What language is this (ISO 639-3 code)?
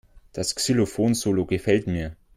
deu